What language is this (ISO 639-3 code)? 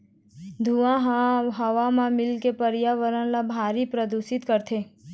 hne